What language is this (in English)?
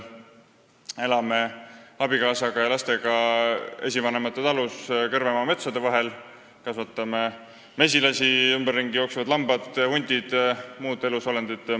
Estonian